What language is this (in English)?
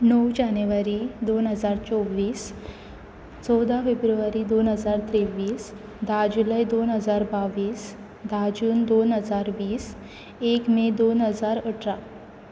Konkani